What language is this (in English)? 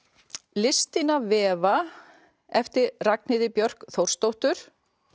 Icelandic